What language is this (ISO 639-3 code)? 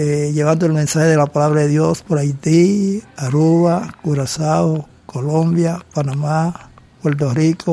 spa